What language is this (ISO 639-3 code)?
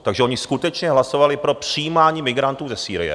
ces